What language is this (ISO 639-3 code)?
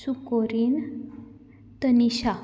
kok